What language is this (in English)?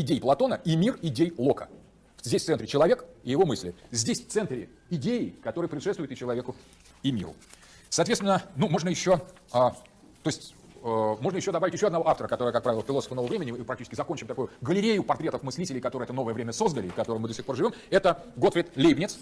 Russian